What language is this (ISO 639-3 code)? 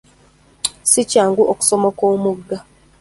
lug